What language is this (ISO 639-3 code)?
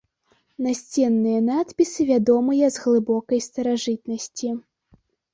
bel